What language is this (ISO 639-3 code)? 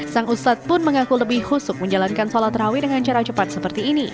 ind